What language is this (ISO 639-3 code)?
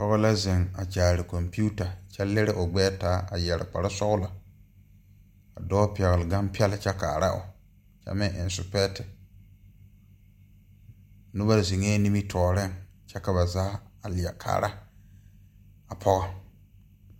dga